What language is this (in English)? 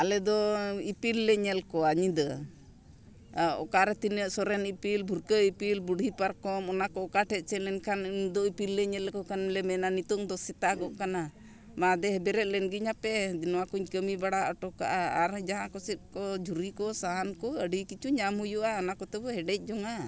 Santali